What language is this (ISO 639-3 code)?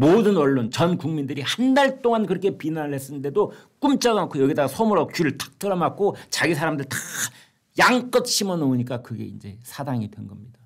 kor